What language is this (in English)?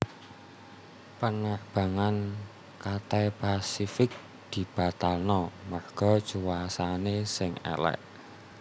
Javanese